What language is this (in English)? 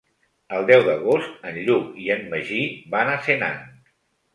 Catalan